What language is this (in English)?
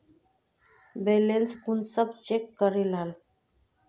Magahi